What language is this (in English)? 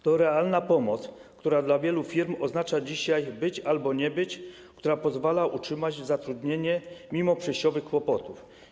Polish